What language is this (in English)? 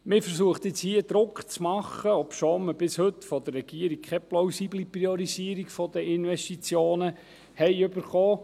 Swiss German